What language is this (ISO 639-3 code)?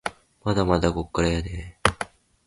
jpn